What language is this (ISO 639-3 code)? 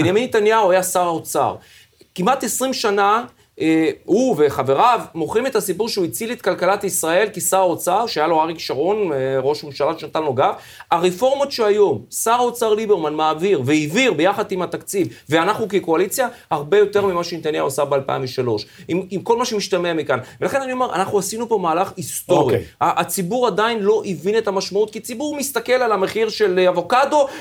heb